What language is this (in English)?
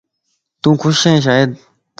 Lasi